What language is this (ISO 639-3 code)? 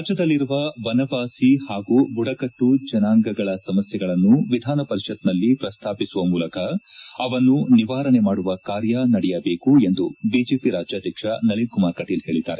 kan